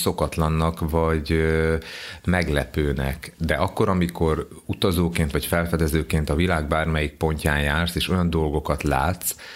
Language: Hungarian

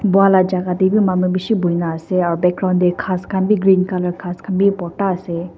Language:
Naga Pidgin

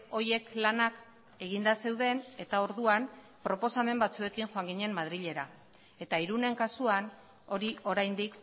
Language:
Basque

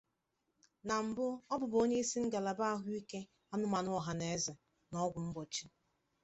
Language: Igbo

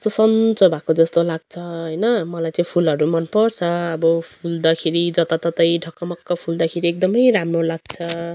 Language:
Nepali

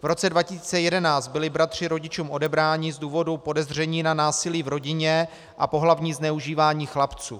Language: Czech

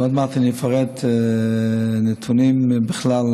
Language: Hebrew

